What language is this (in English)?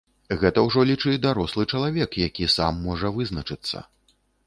Belarusian